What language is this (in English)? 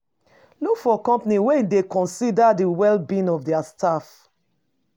Nigerian Pidgin